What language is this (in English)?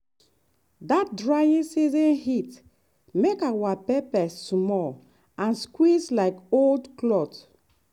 Nigerian Pidgin